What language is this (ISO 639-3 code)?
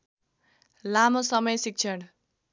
nep